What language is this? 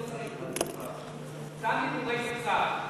Hebrew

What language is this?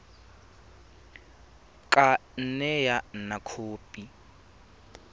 Tswana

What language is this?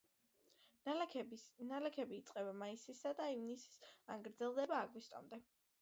Georgian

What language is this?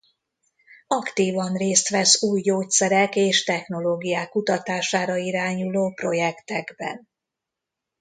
Hungarian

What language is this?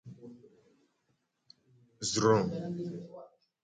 Gen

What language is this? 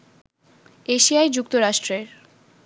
Bangla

